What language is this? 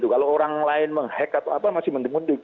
Indonesian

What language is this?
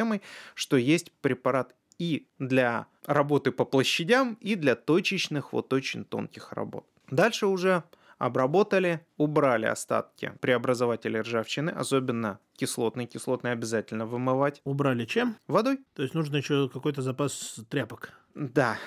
Russian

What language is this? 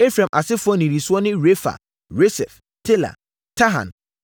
Akan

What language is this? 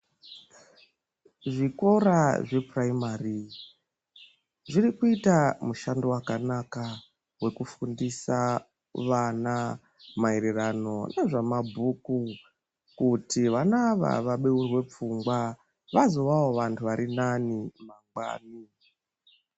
Ndau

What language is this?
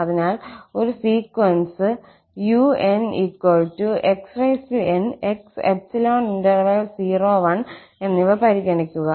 Malayalam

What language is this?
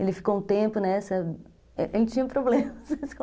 Portuguese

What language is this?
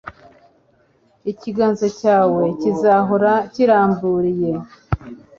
Kinyarwanda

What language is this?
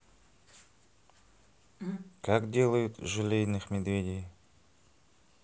Russian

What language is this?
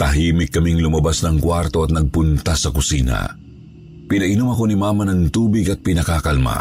Filipino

